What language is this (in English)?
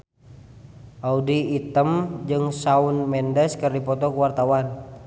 Sundanese